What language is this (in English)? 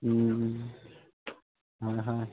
Assamese